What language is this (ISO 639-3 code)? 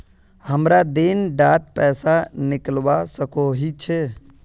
mag